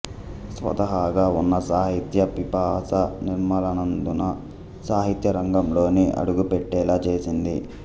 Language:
Telugu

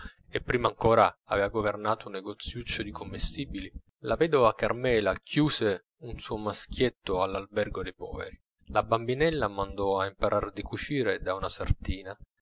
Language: Italian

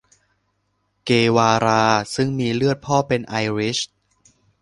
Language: Thai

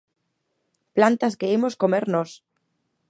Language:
Galician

